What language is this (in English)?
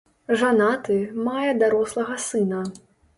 Belarusian